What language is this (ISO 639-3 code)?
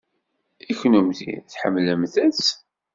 kab